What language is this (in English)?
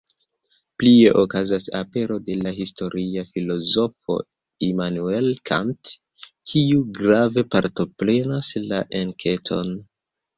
Esperanto